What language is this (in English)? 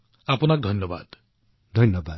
Assamese